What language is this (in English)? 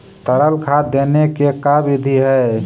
Magahi